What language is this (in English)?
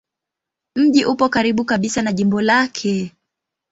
Swahili